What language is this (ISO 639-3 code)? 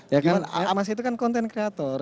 ind